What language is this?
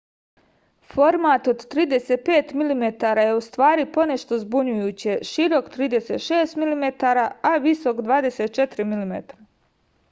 Serbian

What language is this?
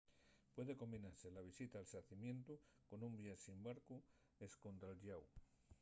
Asturian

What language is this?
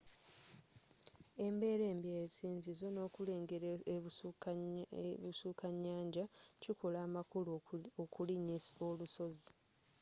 Ganda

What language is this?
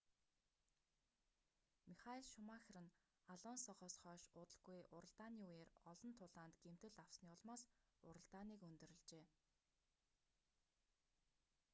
Mongolian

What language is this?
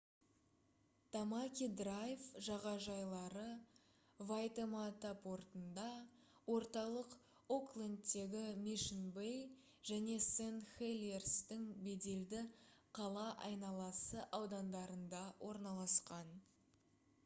Kazakh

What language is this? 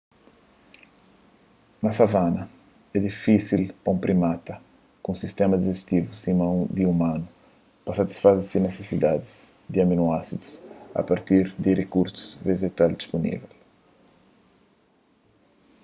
Kabuverdianu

